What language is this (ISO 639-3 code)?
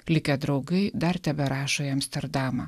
lit